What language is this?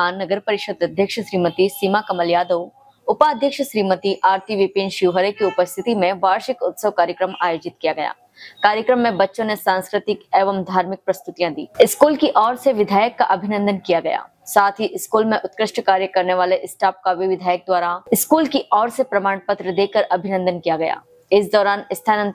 Hindi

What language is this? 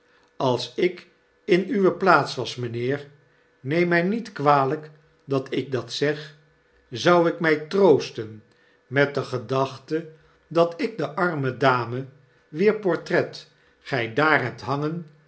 Dutch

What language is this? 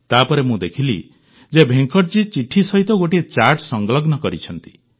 Odia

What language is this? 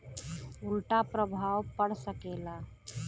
Bhojpuri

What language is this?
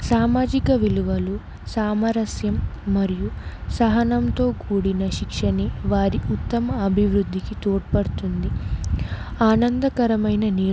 Telugu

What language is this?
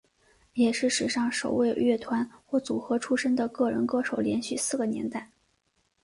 Chinese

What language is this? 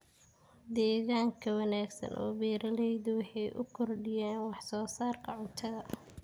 Somali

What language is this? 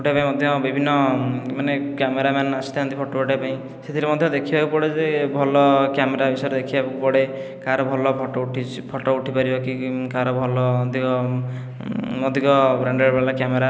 Odia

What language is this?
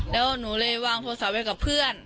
Thai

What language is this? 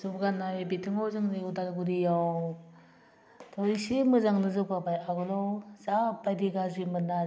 Bodo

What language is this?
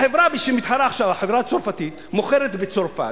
Hebrew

